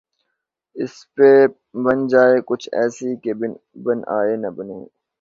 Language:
Urdu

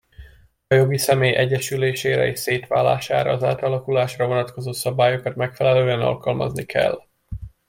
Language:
Hungarian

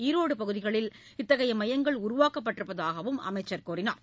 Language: Tamil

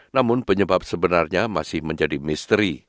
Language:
Indonesian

